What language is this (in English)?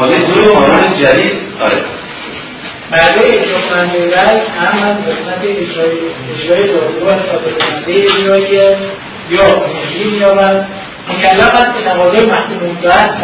Persian